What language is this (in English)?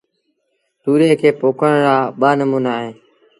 Sindhi Bhil